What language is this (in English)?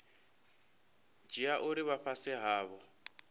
Venda